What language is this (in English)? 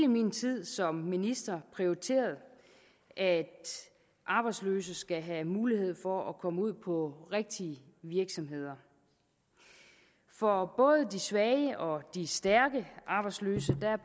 Danish